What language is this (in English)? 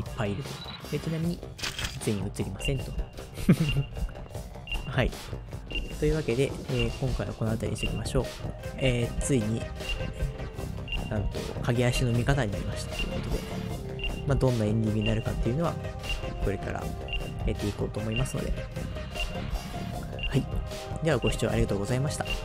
Japanese